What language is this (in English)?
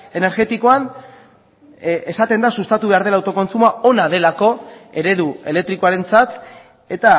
Basque